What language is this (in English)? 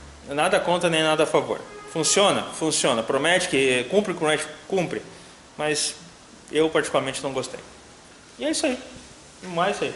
Portuguese